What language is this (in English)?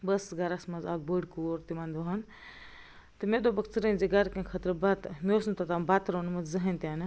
Kashmiri